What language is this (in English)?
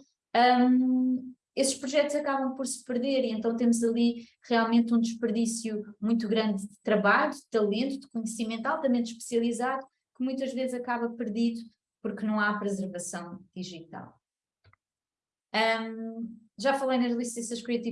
Portuguese